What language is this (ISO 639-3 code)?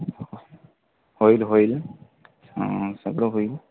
mar